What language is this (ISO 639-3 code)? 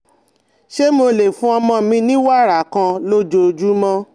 yor